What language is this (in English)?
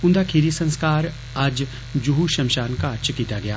Dogri